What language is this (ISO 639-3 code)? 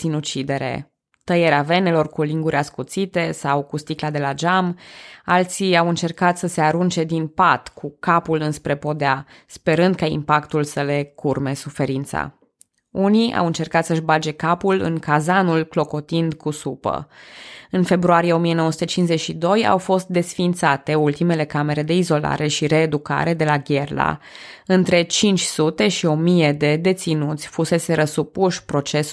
ron